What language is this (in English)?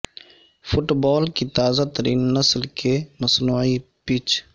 Urdu